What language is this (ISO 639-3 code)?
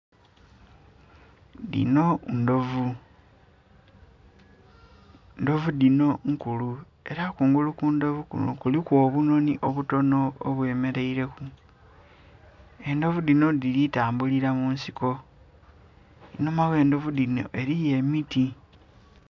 xog